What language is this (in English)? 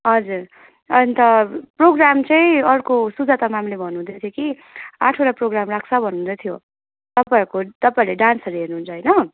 Nepali